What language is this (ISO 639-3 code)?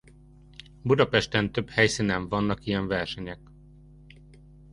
hun